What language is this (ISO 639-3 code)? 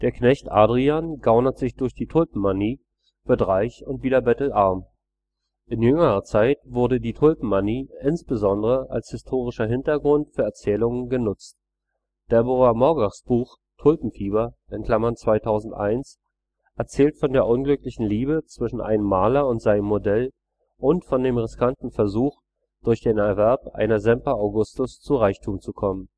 deu